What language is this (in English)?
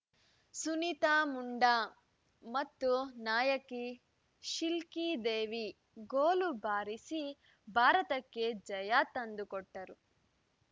Kannada